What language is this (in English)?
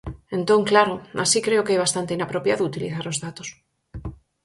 Galician